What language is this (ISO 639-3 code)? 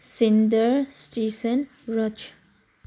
mni